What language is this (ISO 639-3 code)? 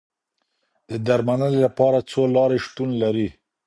pus